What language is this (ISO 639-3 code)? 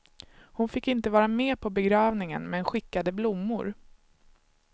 swe